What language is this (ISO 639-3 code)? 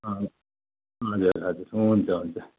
nep